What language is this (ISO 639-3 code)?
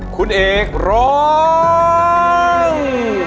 tha